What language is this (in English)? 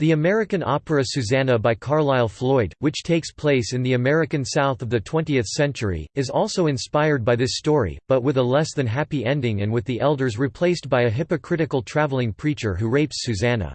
English